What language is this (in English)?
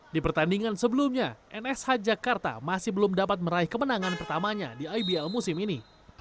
Indonesian